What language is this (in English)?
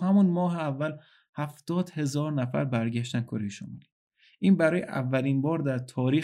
Persian